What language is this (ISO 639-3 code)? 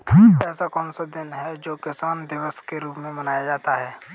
hin